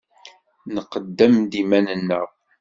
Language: Kabyle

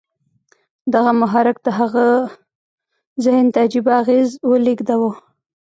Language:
Pashto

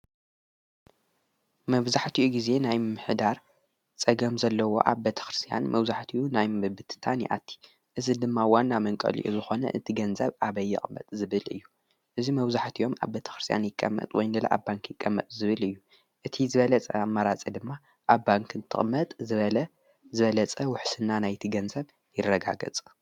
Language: Tigrinya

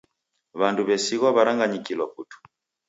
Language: Taita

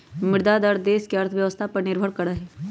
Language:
Magahi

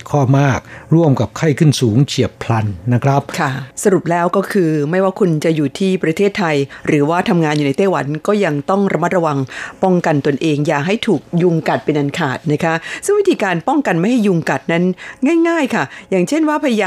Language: Thai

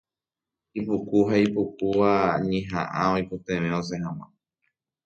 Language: Guarani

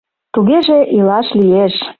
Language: Mari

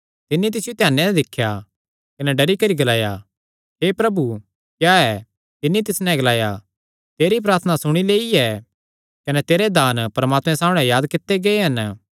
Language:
Kangri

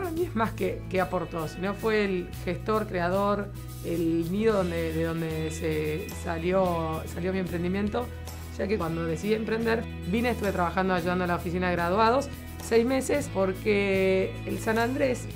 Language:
Spanish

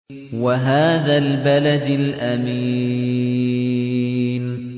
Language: Arabic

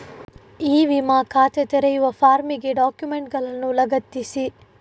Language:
Kannada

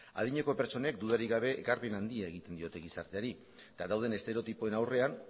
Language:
Basque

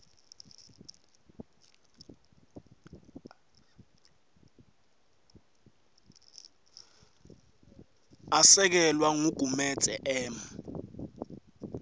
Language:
Swati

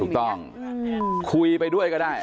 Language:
Thai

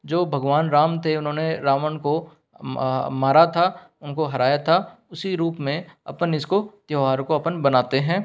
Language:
Hindi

